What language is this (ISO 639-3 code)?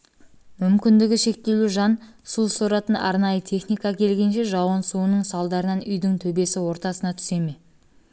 kaz